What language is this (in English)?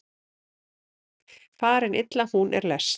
Icelandic